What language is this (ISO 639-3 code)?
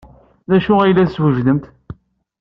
kab